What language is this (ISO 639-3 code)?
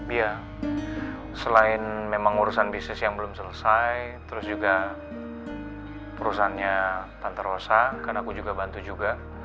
ind